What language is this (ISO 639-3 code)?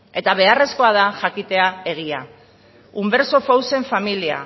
eus